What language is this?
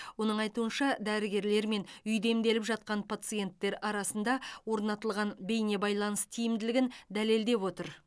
Kazakh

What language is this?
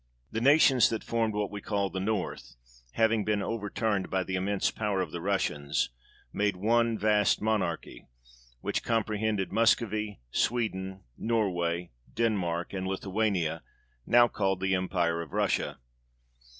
English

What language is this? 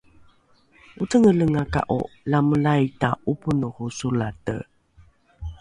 Rukai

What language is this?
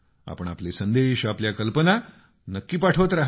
Marathi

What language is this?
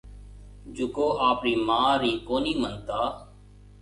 Marwari (Pakistan)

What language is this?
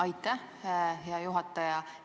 Estonian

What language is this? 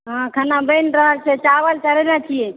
Maithili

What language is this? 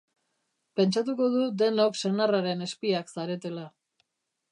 Basque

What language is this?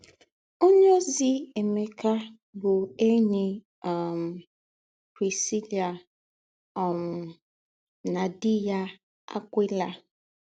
Igbo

